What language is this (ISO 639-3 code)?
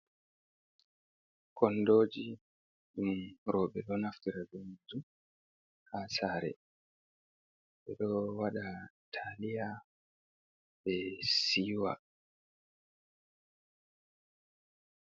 ful